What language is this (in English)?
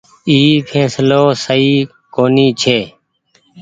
Goaria